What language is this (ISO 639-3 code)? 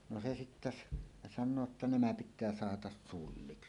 fin